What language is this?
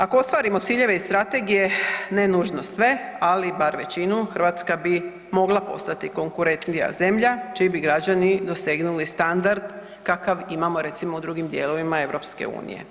Croatian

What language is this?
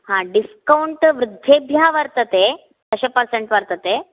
Sanskrit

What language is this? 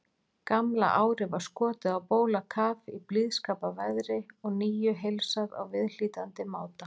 Icelandic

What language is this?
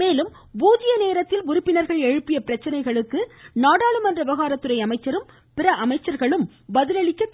Tamil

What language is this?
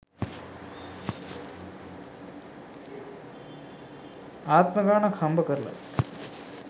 Sinhala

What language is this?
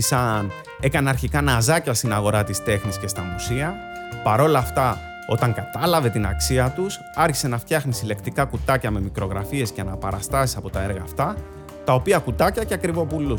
Greek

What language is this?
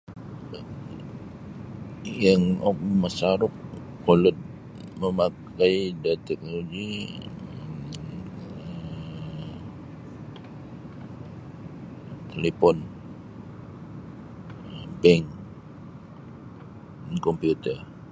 Sabah Bisaya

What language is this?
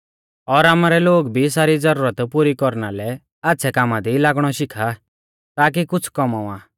Mahasu Pahari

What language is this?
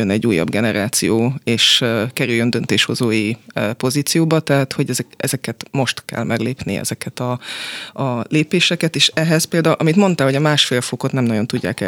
Hungarian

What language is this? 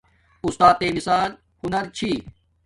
Domaaki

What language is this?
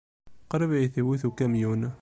Kabyle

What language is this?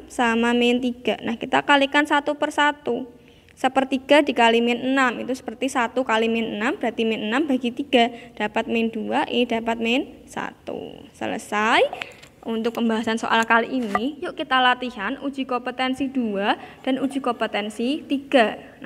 Indonesian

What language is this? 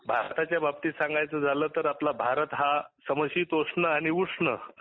Marathi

